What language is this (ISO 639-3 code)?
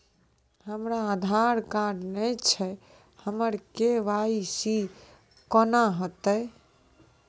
mai